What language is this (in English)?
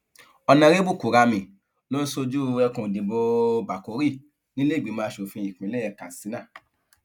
Yoruba